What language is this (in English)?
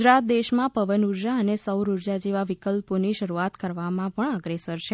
Gujarati